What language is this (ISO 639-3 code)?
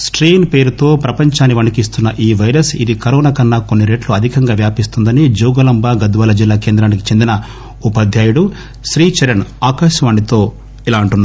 tel